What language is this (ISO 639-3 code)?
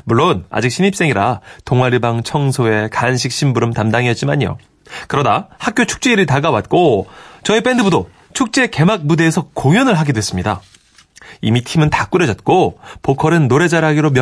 kor